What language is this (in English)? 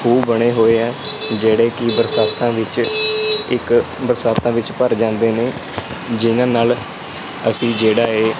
Punjabi